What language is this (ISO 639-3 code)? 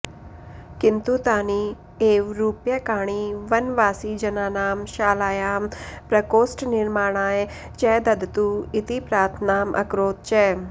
san